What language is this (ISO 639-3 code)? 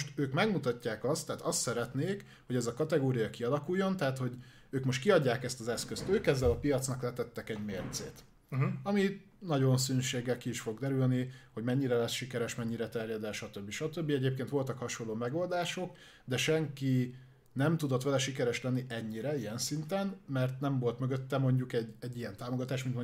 hun